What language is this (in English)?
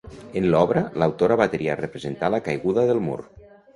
Catalan